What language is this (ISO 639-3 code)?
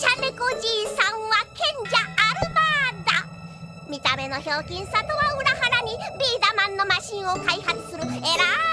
jpn